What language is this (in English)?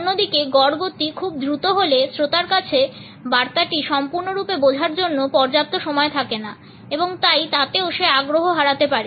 Bangla